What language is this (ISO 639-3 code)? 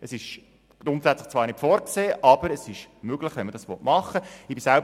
gsw